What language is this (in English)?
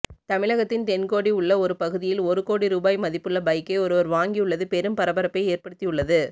Tamil